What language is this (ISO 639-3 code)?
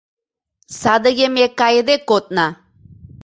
chm